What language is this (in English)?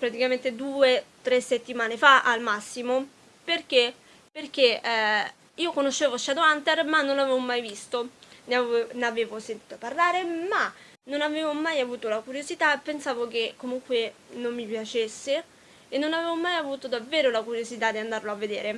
Italian